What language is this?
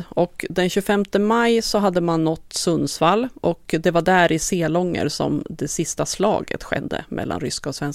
Swedish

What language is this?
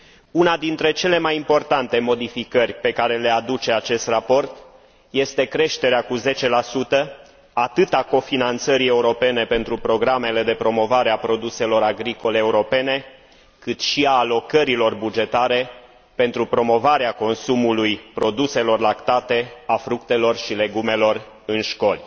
Romanian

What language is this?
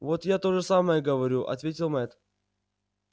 Russian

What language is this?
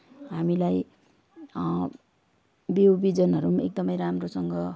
Nepali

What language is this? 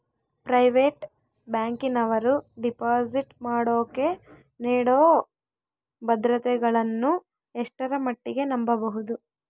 Kannada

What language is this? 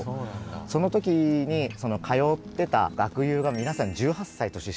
Japanese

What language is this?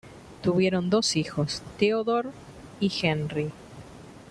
Spanish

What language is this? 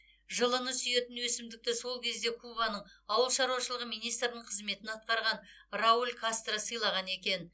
Kazakh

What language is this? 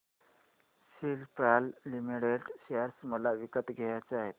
Marathi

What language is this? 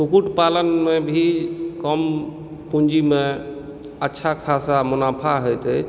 Maithili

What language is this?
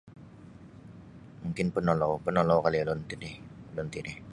Sabah Bisaya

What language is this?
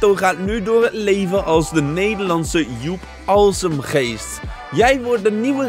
Dutch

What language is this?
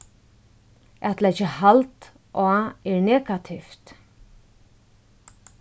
Faroese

